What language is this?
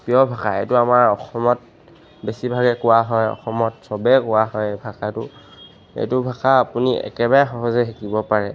Assamese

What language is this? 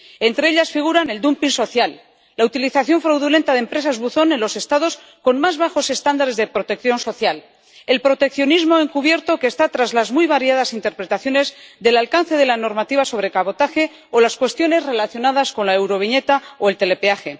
Spanish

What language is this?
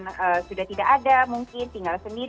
Indonesian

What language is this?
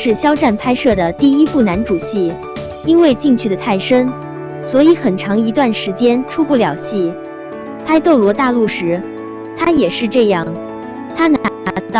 Chinese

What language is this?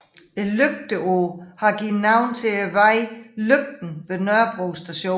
Danish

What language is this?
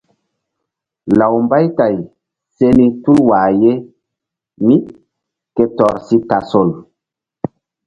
Mbum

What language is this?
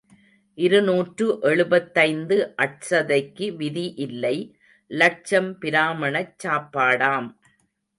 Tamil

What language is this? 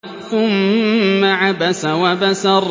Arabic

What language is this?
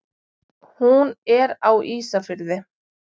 Icelandic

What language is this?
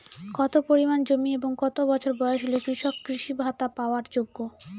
Bangla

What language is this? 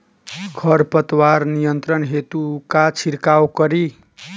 Bhojpuri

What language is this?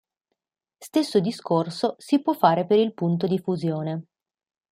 Italian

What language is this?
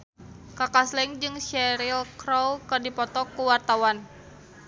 Sundanese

